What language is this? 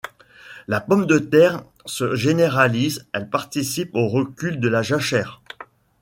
French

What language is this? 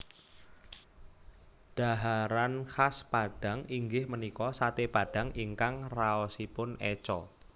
Javanese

